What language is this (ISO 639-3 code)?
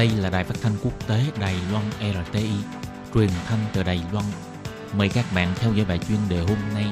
vie